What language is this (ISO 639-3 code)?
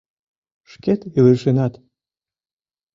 chm